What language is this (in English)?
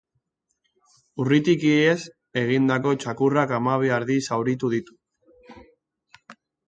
Basque